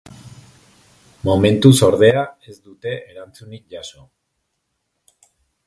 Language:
Basque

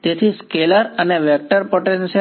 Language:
Gujarati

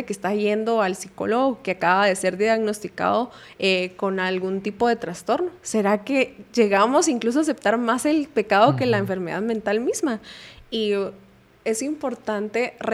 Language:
Spanish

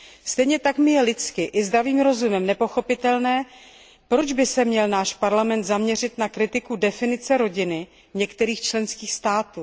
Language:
Czech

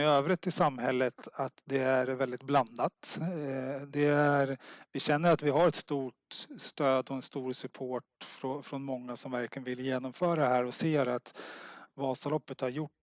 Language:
Swedish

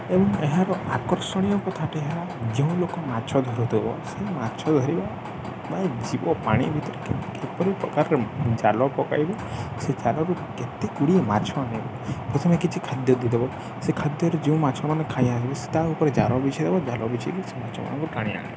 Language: Odia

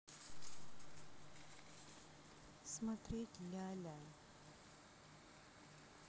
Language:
Russian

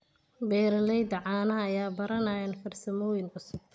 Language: Somali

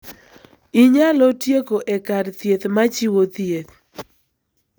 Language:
Luo (Kenya and Tanzania)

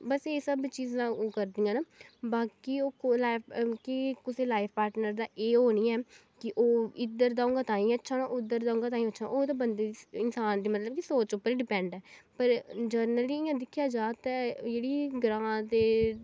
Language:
Dogri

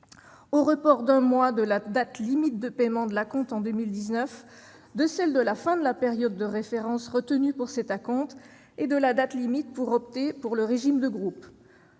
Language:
French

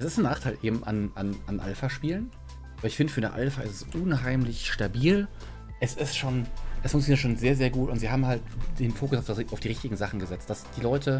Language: German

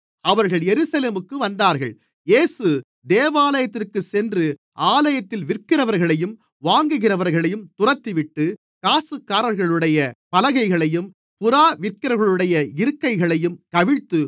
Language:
Tamil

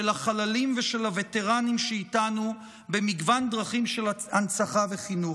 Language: Hebrew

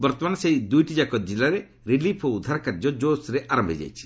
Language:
Odia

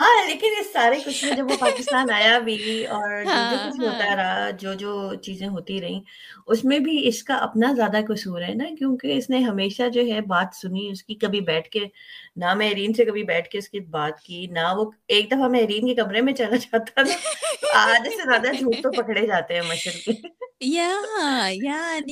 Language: Urdu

